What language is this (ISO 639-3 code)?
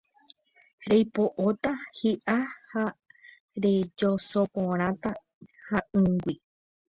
grn